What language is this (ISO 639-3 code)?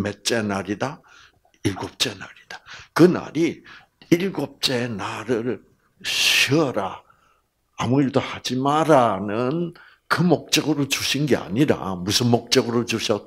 kor